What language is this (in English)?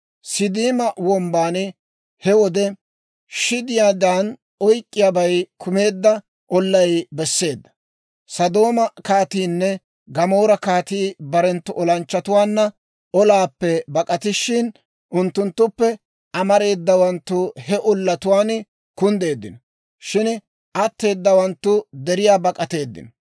Dawro